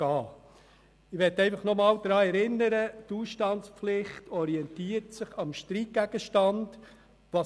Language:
Swiss German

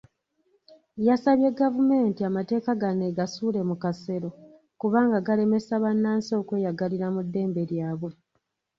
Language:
Ganda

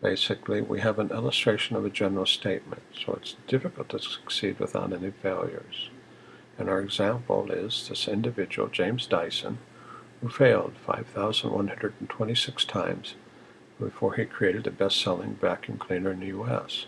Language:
English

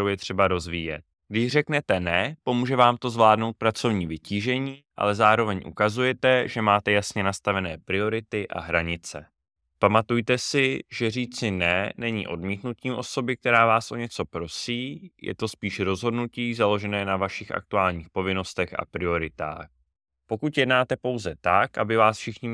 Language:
Czech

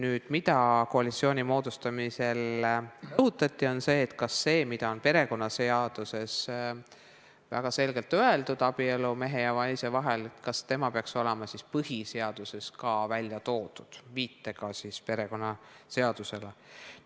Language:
Estonian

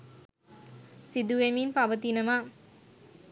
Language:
Sinhala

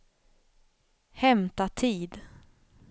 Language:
Swedish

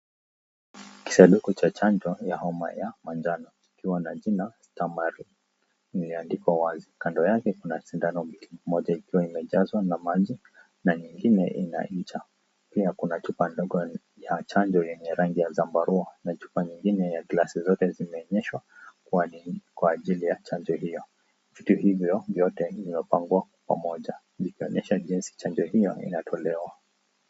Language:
Swahili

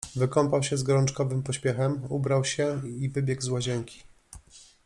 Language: Polish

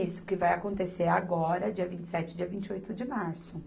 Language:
Portuguese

